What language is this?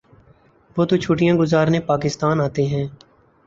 Urdu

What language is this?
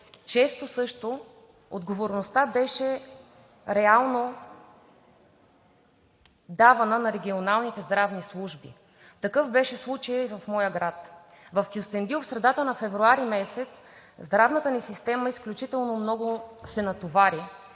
Bulgarian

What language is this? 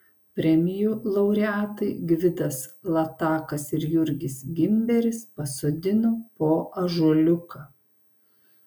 Lithuanian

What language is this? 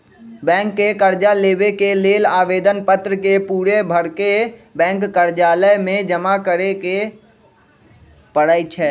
Magahi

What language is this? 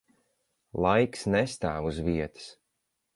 Latvian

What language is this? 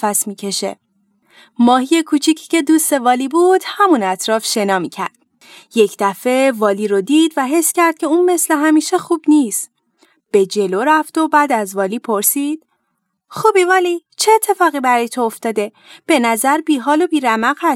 Persian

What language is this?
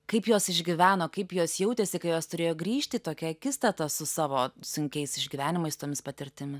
Lithuanian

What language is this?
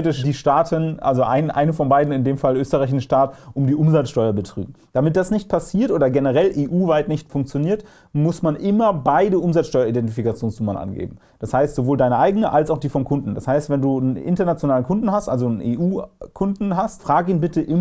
German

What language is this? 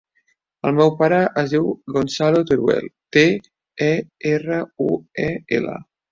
Catalan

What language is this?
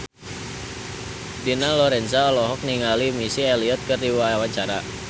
Sundanese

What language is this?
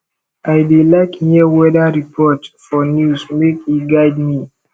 Nigerian Pidgin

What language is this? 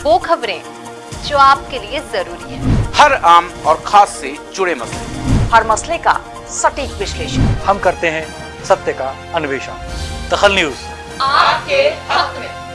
Hindi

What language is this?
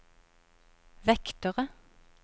Norwegian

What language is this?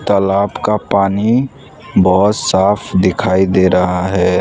Hindi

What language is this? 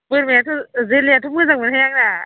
Bodo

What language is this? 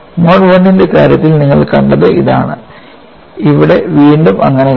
Malayalam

